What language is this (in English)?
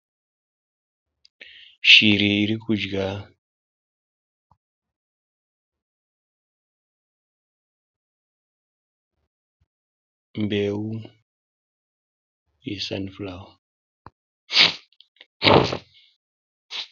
Shona